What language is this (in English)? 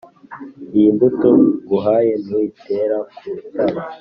Kinyarwanda